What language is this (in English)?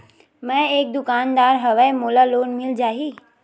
Chhattisgarhi